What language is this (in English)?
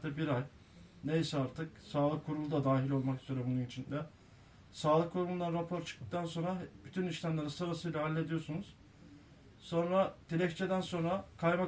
Turkish